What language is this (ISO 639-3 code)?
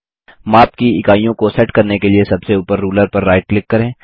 hin